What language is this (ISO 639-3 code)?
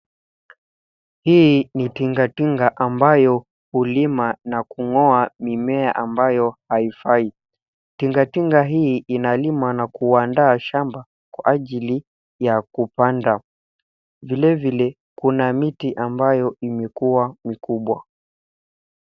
swa